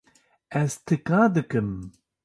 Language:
Kurdish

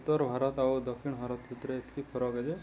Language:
Odia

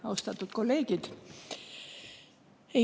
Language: Estonian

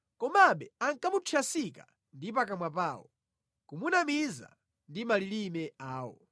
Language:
Nyanja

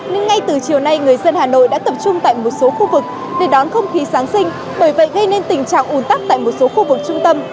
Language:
Vietnamese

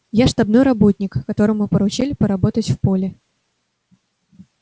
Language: Russian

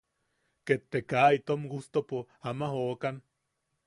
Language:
Yaqui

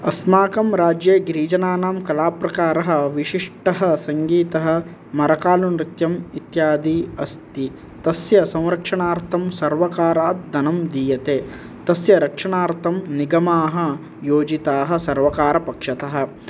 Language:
Sanskrit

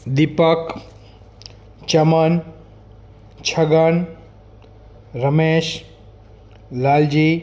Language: Gujarati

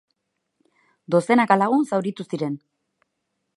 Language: Basque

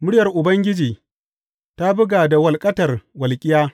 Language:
Hausa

